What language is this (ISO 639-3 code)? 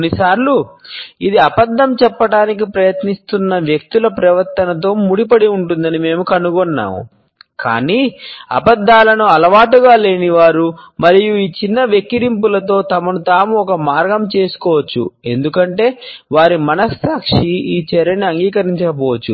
tel